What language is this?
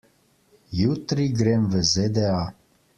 Slovenian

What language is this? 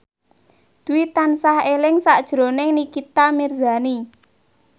Javanese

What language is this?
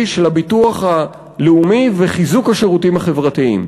Hebrew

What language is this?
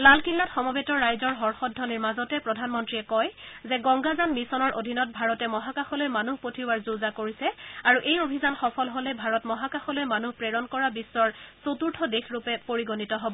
Assamese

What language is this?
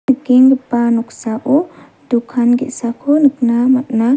Garo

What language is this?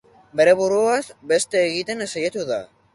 Basque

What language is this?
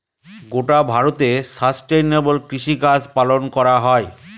Bangla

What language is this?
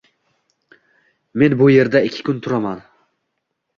Uzbek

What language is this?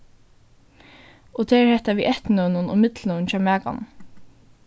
Faroese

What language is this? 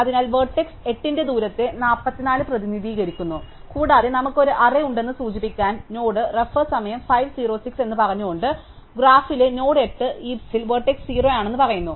Malayalam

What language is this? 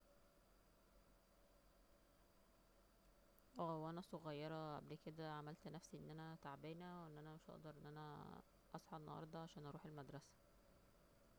Egyptian Arabic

